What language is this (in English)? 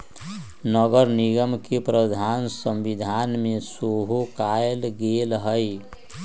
Magahi